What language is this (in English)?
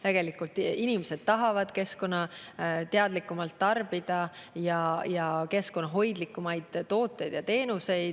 Estonian